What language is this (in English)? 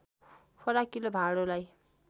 Nepali